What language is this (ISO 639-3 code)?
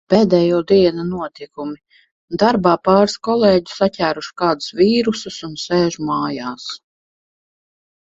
lav